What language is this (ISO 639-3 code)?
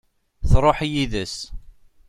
kab